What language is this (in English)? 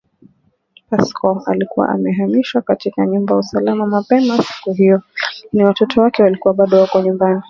Swahili